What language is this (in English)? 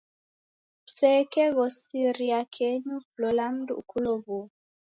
Taita